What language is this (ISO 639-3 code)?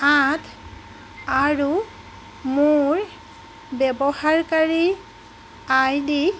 asm